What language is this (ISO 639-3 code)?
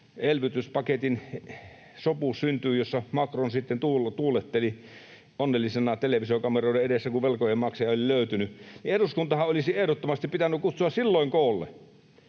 fin